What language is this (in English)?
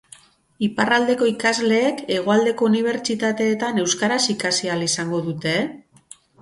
Basque